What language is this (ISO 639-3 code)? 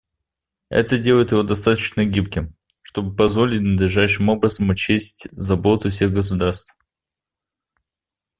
rus